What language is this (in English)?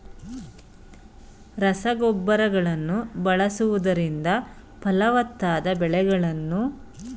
Kannada